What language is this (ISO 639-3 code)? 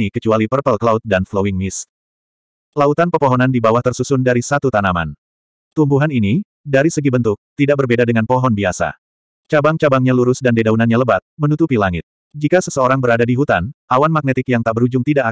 ind